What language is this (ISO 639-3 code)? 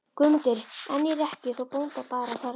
isl